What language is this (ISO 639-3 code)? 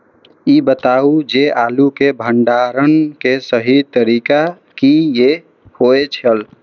mai